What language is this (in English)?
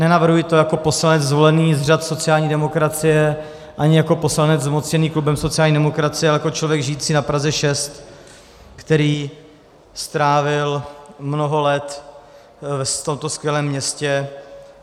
Czech